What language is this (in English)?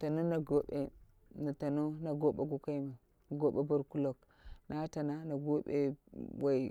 Dera (Nigeria)